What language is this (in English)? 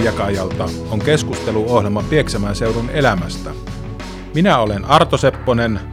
Finnish